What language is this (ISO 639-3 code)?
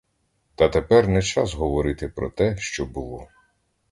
ukr